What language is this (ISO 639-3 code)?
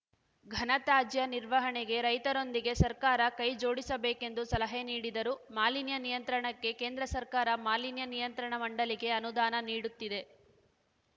kan